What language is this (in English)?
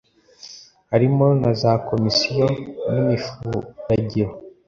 Kinyarwanda